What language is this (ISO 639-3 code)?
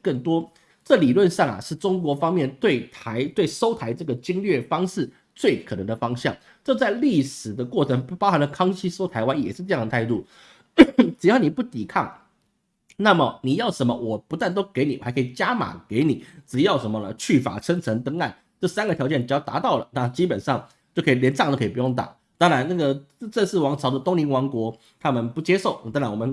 zho